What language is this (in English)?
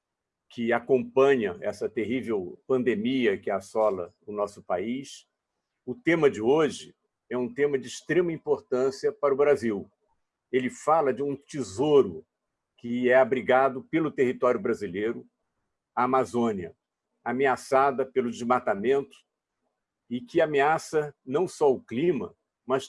Portuguese